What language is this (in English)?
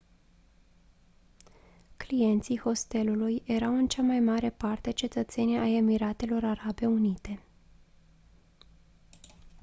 Romanian